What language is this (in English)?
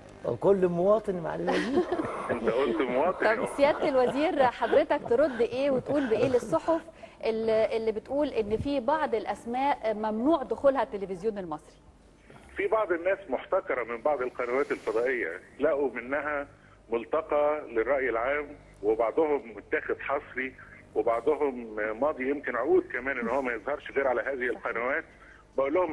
Arabic